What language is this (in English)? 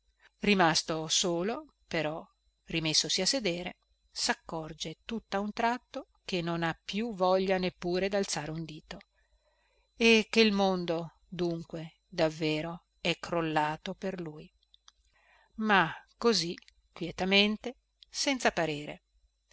Italian